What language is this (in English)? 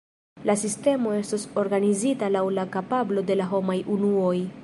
Esperanto